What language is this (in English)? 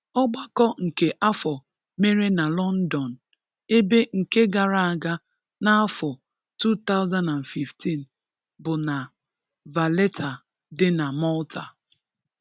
Igbo